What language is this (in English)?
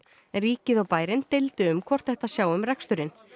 Icelandic